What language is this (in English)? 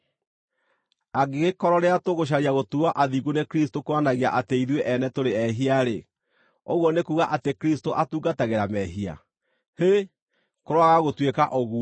Kikuyu